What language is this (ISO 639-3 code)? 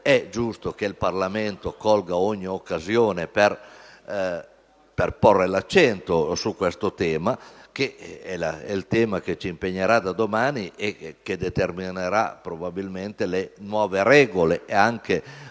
ita